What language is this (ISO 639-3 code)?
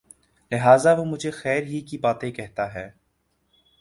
urd